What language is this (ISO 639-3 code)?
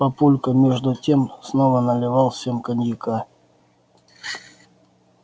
rus